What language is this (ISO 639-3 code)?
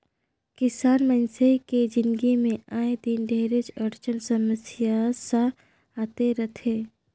hne